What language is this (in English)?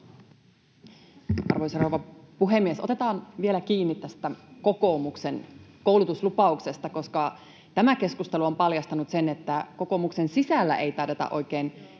Finnish